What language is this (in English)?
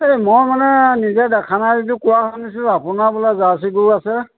Assamese